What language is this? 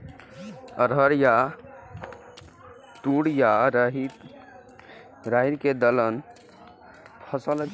Maithili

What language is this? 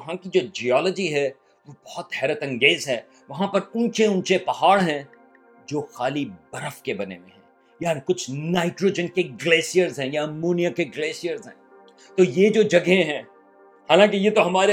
Urdu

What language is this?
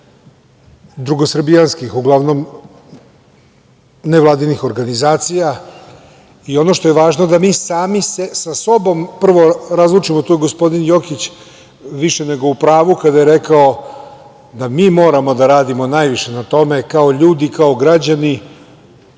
Serbian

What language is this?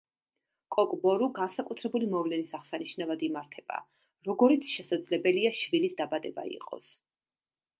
Georgian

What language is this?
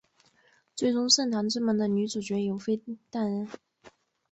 Chinese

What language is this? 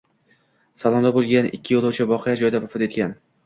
Uzbek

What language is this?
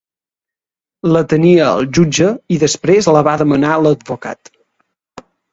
Catalan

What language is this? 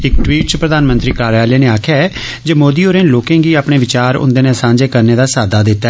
Dogri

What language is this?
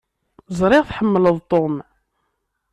Kabyle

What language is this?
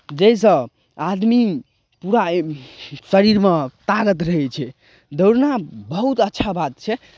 Maithili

